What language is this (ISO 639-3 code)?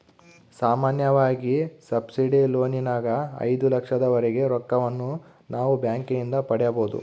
kan